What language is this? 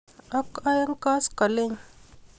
Kalenjin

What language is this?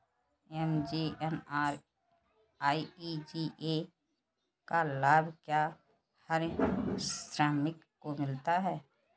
Hindi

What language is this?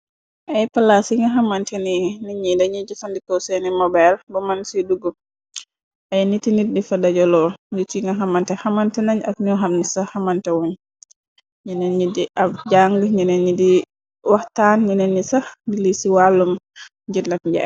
Wolof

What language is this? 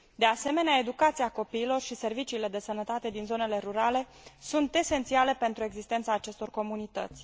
Romanian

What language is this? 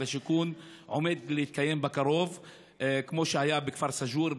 Hebrew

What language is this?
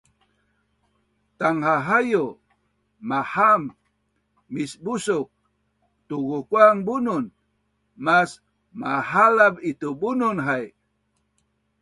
Bunun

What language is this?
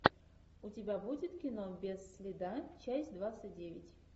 Russian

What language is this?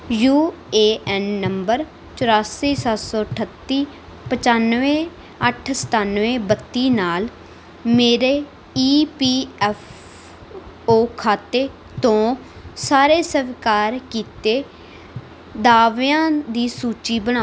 Punjabi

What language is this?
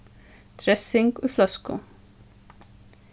Faroese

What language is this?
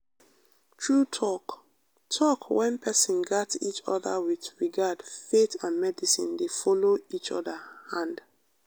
Nigerian Pidgin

